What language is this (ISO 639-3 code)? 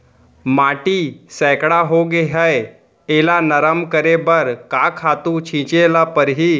hne